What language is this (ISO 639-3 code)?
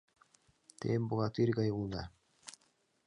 chm